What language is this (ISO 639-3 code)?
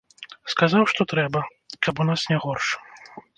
bel